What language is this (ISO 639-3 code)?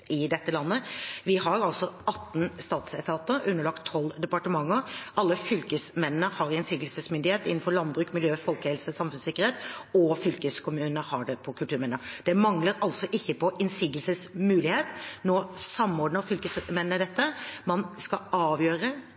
nob